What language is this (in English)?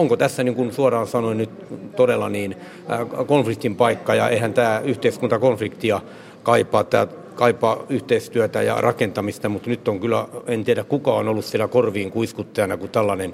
Finnish